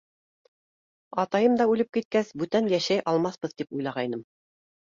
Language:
Bashkir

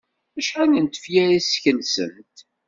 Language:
Kabyle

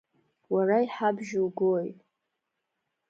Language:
Abkhazian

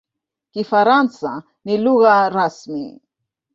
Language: Swahili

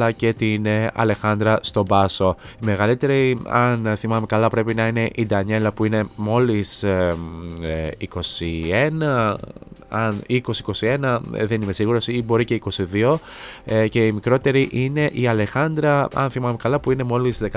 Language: Greek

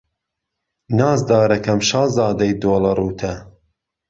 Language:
Central Kurdish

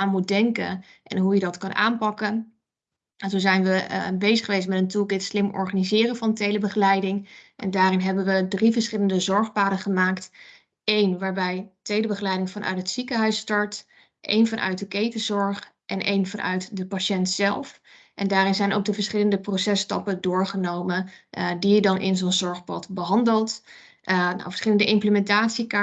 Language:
Dutch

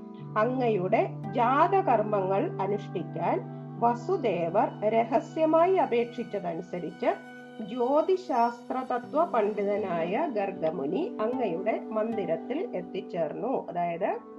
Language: Malayalam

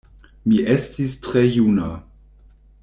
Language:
Esperanto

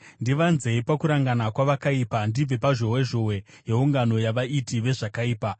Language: Shona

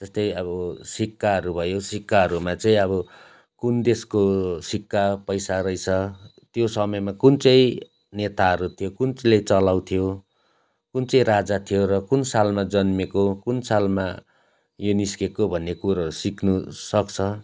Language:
Nepali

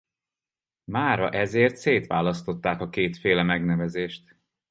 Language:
Hungarian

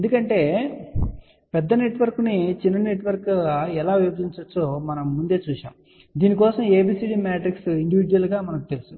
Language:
Telugu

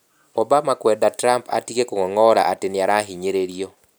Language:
Kikuyu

